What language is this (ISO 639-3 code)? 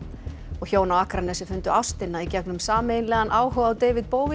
isl